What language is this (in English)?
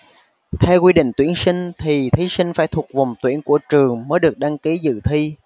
Vietnamese